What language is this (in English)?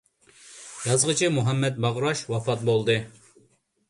Uyghur